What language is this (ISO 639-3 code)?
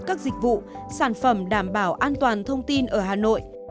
vie